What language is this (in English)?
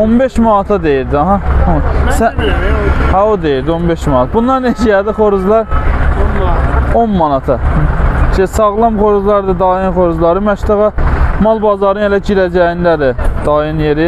Turkish